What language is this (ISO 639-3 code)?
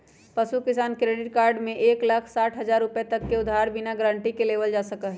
mag